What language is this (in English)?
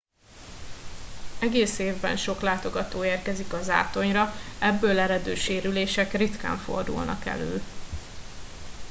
Hungarian